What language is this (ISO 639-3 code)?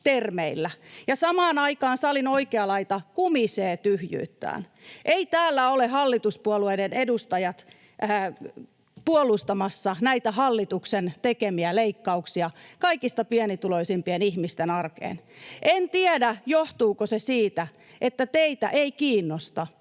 fin